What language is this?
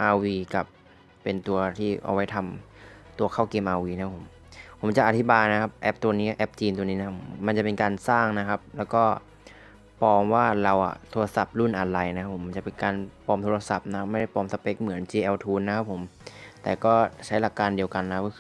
Thai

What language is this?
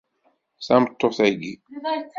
Kabyle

